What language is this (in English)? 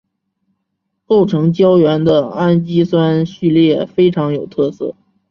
Chinese